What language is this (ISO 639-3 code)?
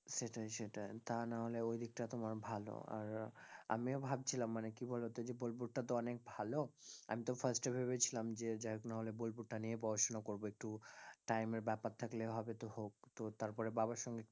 ben